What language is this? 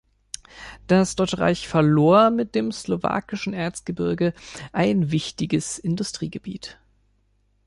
German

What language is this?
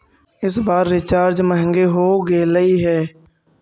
Magahi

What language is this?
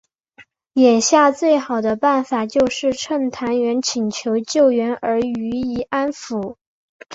Chinese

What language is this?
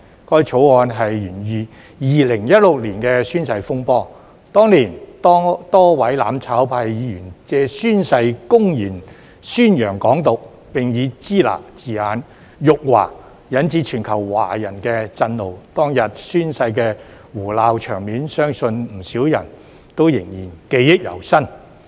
Cantonese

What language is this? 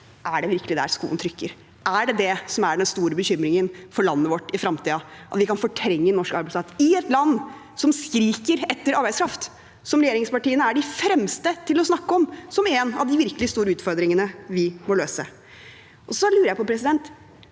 Norwegian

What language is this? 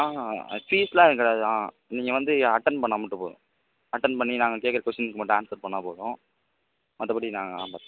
Tamil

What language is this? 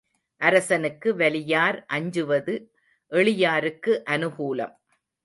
Tamil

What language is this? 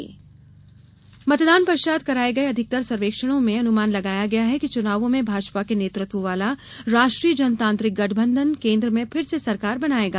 Hindi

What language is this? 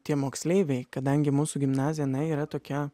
Lithuanian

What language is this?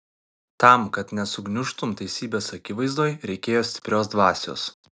Lithuanian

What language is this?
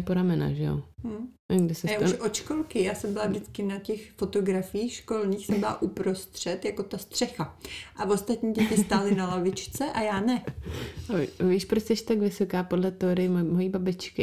Czech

